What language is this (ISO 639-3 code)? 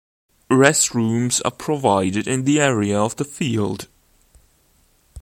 eng